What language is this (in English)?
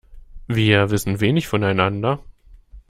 German